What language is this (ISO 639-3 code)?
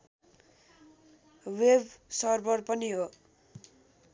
nep